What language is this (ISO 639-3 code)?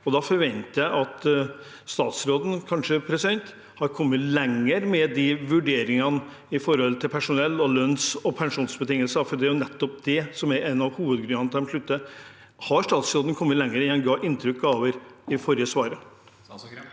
nor